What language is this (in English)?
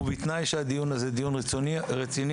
Hebrew